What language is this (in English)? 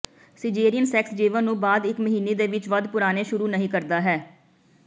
Punjabi